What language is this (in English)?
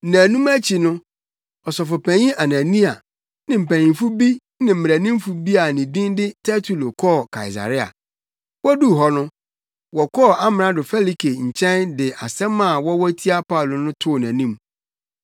Akan